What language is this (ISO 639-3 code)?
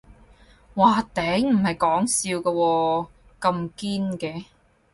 yue